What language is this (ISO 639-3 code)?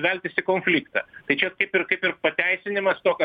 lit